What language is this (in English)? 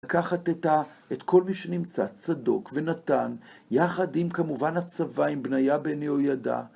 Hebrew